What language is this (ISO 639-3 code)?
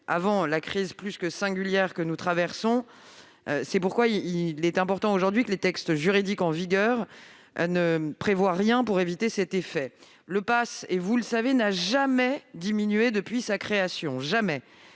fra